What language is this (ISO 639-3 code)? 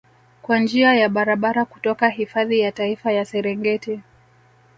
swa